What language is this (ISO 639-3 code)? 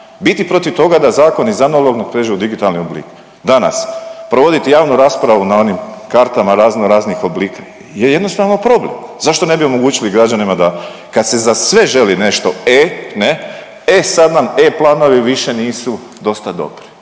hrv